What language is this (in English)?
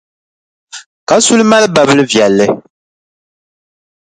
Dagbani